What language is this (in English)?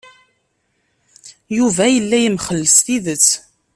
Kabyle